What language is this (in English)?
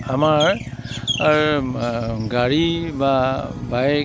Assamese